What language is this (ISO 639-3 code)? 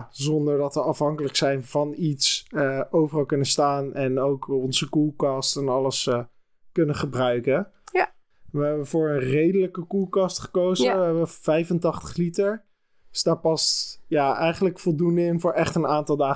nld